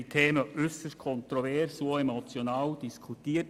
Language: Swiss German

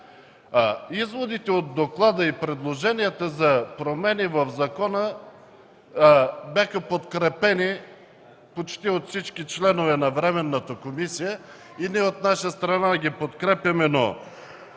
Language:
Bulgarian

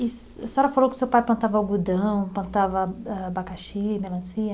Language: Portuguese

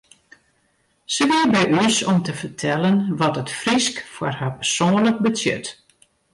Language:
Western Frisian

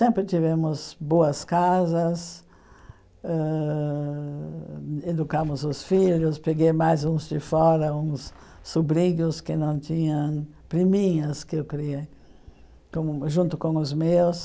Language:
Portuguese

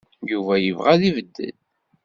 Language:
Kabyle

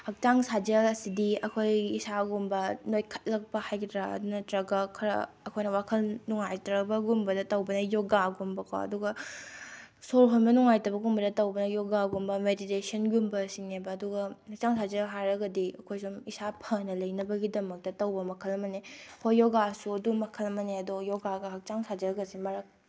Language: Manipuri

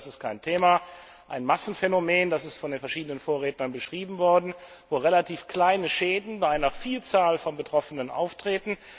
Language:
German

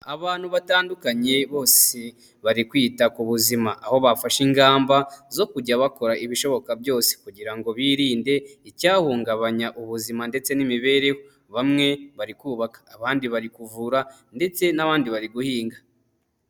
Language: Kinyarwanda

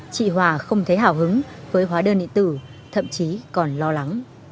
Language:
Vietnamese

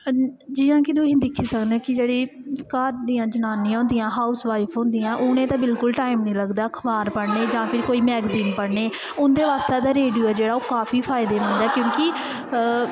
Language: Dogri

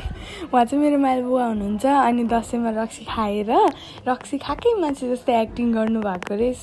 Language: Hindi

